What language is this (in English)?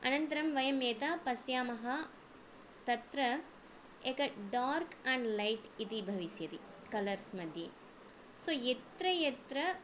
Sanskrit